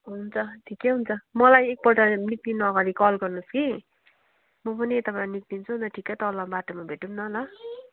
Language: Nepali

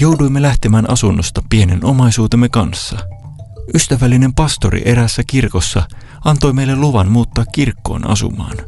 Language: Finnish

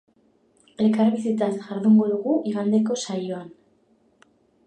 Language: Basque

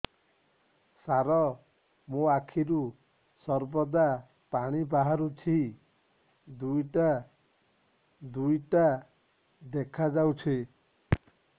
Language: Odia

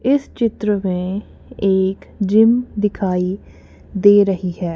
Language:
Hindi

